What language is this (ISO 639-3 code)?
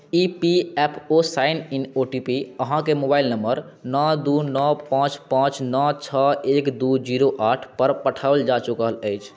mai